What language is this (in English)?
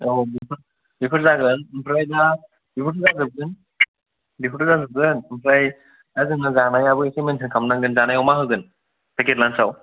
Bodo